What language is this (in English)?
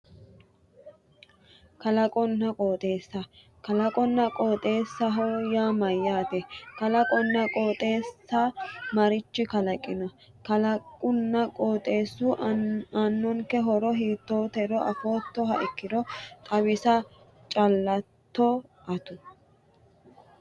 Sidamo